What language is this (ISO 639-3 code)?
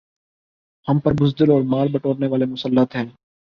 urd